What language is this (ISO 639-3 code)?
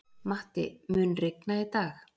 isl